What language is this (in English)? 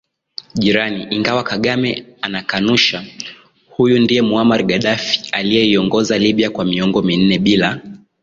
Swahili